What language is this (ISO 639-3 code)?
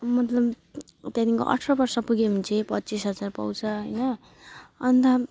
nep